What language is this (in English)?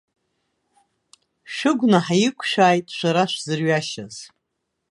Abkhazian